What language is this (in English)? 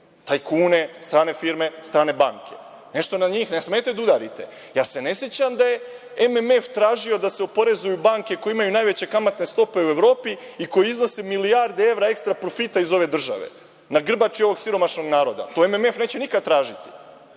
Serbian